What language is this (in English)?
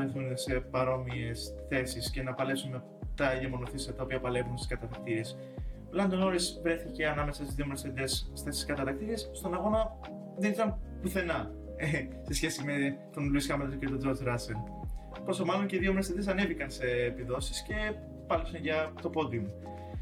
Greek